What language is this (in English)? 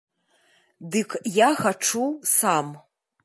Belarusian